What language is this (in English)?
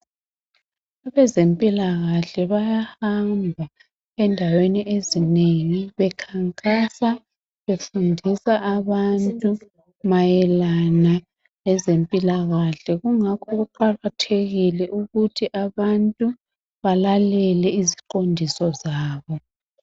North Ndebele